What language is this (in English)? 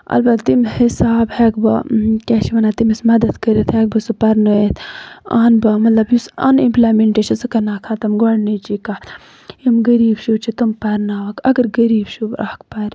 Kashmiri